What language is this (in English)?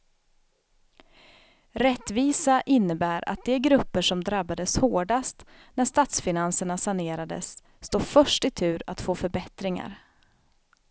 Swedish